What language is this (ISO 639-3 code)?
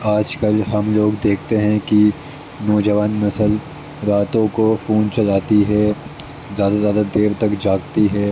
urd